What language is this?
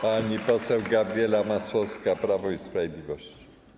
Polish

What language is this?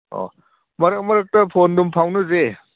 Manipuri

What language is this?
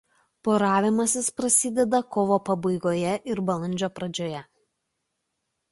Lithuanian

